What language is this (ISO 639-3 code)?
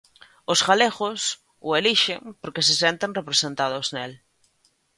glg